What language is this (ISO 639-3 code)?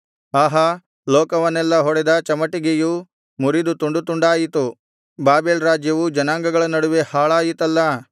kan